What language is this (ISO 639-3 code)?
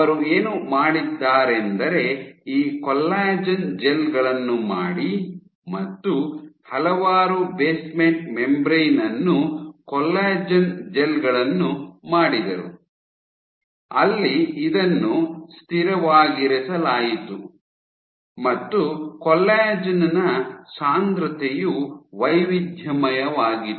kan